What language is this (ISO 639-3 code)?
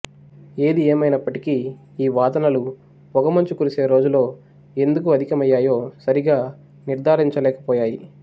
tel